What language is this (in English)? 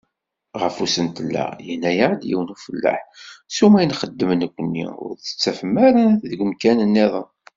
Kabyle